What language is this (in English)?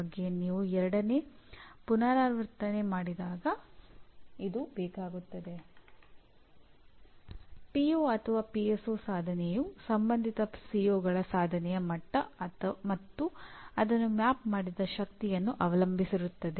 Kannada